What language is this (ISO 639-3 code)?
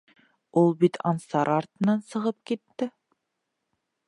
bak